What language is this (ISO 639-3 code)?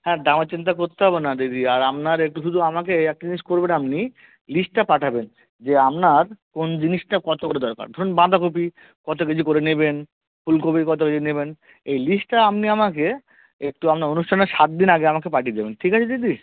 ben